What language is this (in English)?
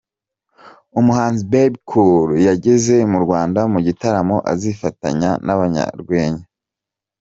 Kinyarwanda